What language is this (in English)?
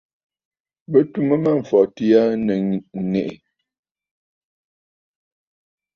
Bafut